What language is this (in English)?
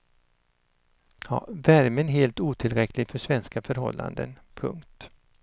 Swedish